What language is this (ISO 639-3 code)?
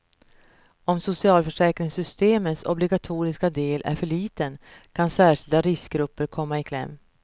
swe